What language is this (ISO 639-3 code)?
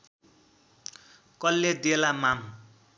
nep